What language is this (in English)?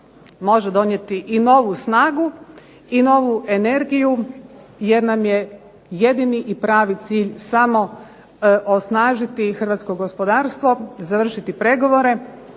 Croatian